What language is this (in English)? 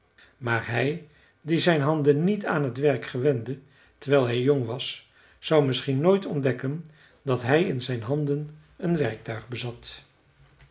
Dutch